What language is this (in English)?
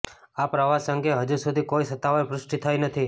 Gujarati